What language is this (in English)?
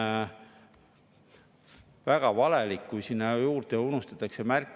Estonian